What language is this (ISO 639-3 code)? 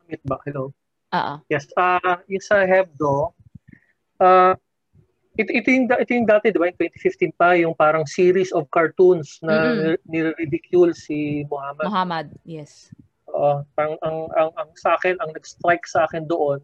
fil